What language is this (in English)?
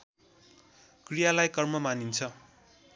Nepali